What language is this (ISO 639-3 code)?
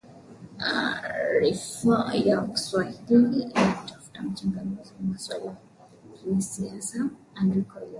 swa